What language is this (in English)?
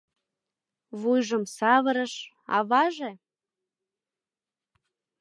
Mari